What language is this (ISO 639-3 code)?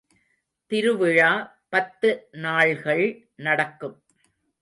tam